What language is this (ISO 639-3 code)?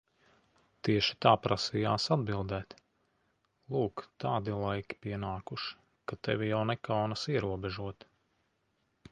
lav